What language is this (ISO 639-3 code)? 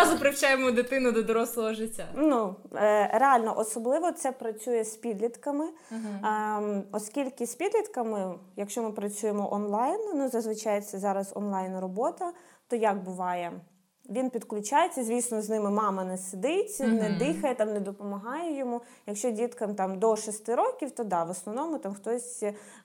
ukr